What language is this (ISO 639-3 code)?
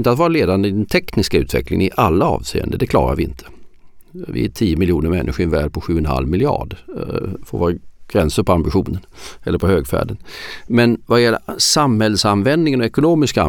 swe